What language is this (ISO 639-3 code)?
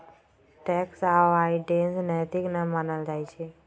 mag